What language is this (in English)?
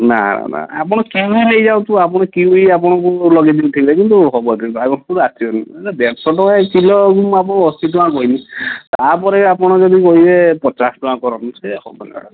Odia